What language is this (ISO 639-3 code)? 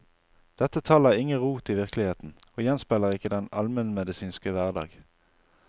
nor